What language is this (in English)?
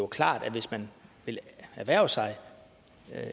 Danish